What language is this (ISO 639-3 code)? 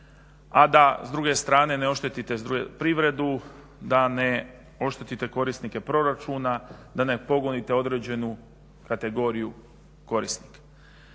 hrv